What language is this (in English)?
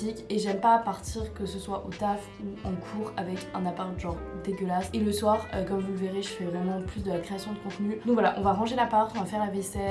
French